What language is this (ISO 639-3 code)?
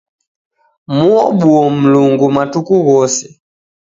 dav